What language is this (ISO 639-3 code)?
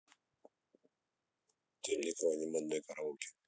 rus